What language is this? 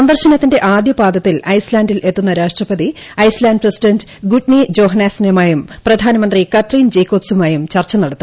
Malayalam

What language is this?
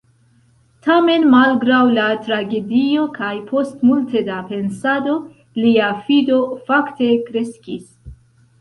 Esperanto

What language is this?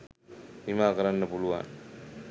Sinhala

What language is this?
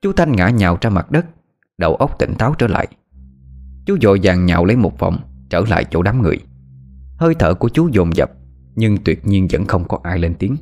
Vietnamese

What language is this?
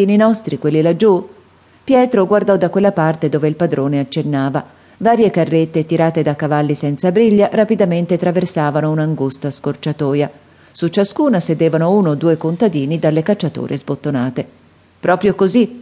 Italian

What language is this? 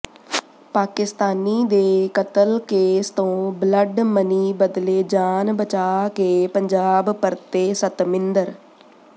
Punjabi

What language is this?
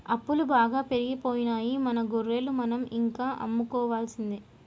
Telugu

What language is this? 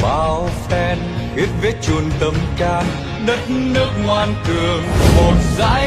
Vietnamese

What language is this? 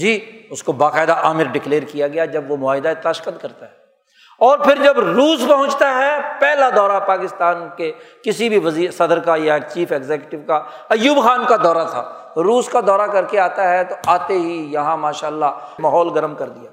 Urdu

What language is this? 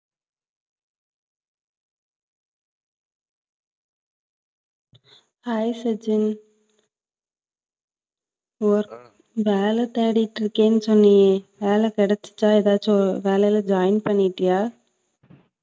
Tamil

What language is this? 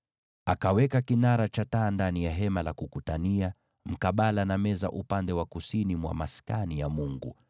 Swahili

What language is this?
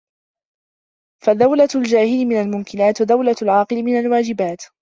Arabic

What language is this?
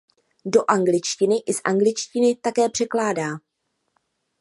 Czech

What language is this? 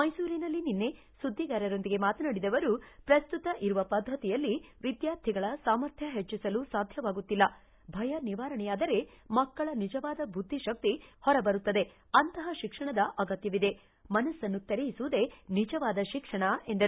Kannada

